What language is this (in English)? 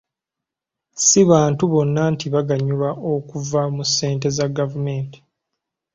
Ganda